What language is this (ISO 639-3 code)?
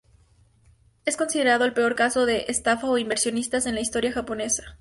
spa